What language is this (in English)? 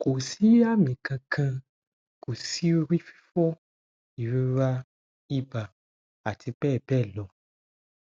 Yoruba